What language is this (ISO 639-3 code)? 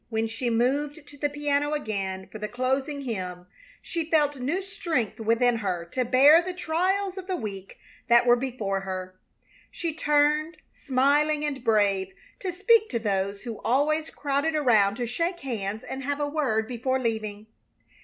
eng